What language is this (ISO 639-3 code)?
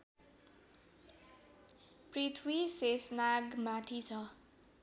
nep